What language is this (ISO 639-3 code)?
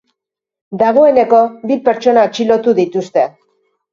eus